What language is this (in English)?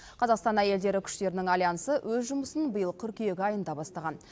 Kazakh